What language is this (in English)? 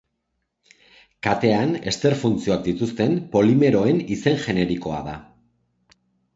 Basque